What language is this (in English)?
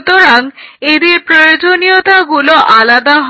Bangla